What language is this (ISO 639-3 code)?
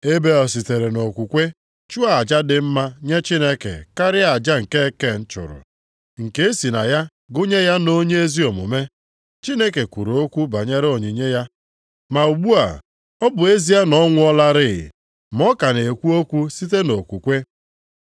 ibo